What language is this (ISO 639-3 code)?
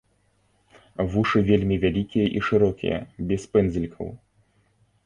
bel